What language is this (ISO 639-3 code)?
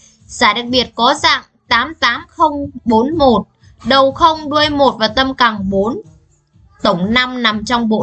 vie